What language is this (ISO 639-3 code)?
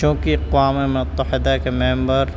urd